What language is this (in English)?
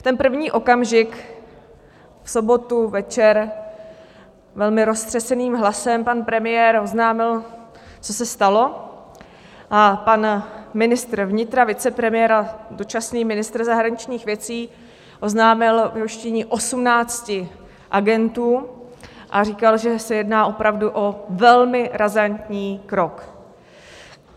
Czech